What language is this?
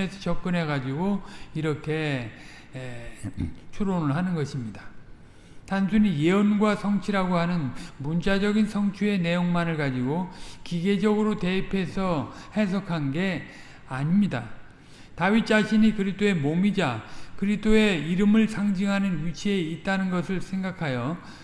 Korean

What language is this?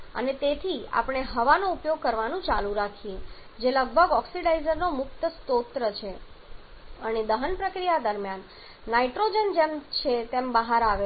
Gujarati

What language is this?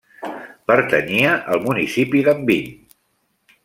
Catalan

